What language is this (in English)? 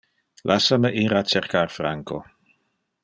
Interlingua